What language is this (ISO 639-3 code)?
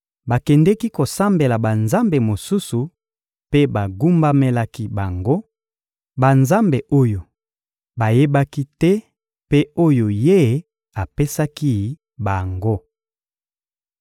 lin